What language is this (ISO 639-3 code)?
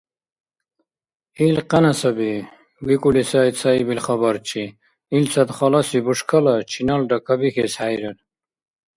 dar